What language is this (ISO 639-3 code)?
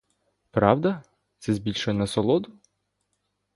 ukr